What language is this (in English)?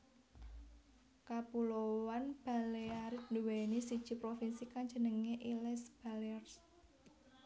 Javanese